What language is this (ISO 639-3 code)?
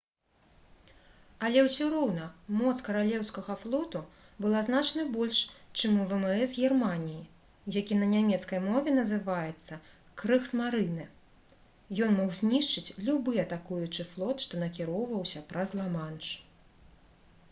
bel